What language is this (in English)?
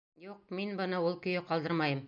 Bashkir